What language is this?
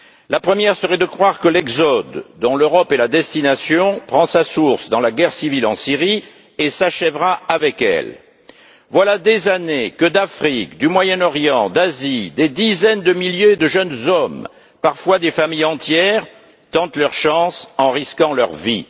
French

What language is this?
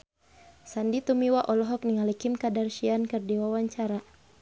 Sundanese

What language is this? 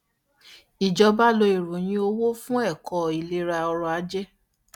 Yoruba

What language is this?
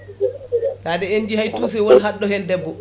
Fula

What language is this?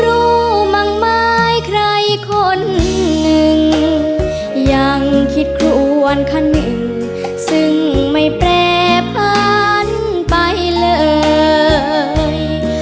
Thai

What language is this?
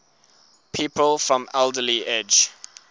English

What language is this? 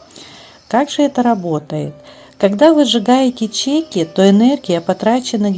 Russian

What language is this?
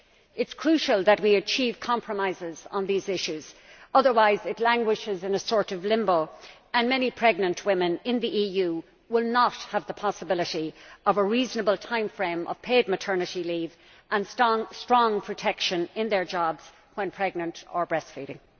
English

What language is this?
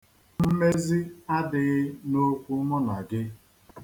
Igbo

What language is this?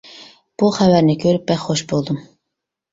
Uyghur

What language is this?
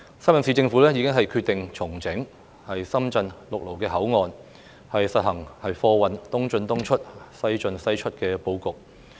Cantonese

